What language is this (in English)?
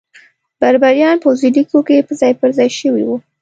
Pashto